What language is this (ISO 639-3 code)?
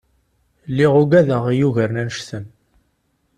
kab